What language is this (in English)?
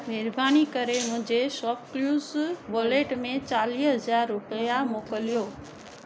Sindhi